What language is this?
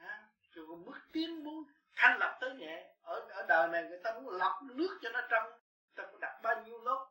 Vietnamese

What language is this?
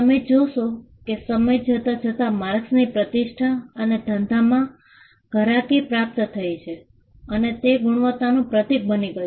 Gujarati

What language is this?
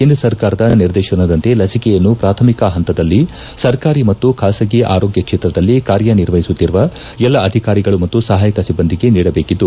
Kannada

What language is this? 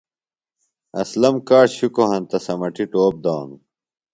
Phalura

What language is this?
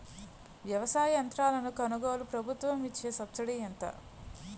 Telugu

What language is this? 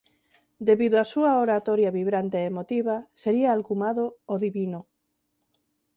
Galician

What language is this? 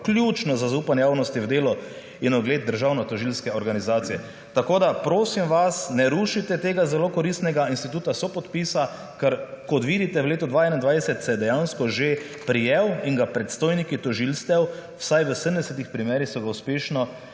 Slovenian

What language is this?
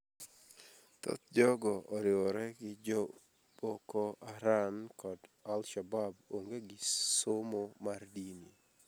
Luo (Kenya and Tanzania)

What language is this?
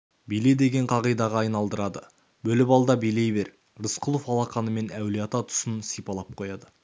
Kazakh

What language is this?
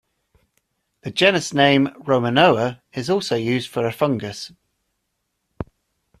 English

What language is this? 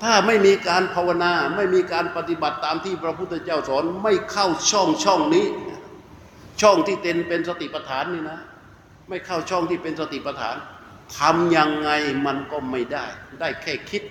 Thai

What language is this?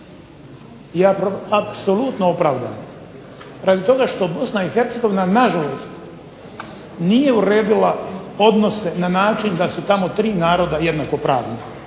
Croatian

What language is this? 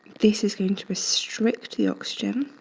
English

